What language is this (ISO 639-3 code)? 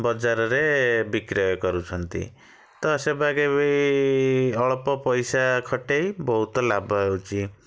ori